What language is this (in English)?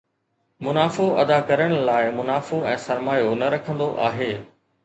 Sindhi